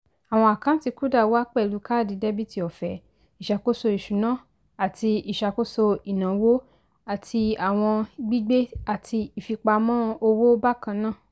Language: Yoruba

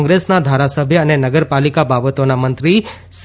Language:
Gujarati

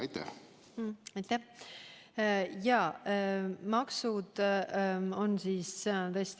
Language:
Estonian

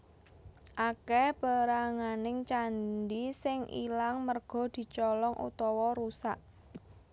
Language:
Javanese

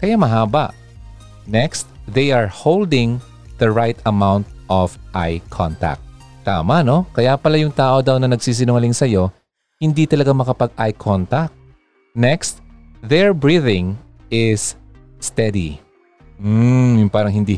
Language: Filipino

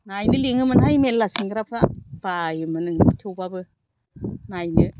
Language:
Bodo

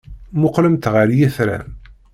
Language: Kabyle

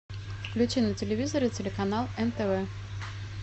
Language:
Russian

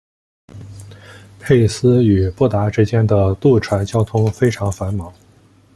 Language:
Chinese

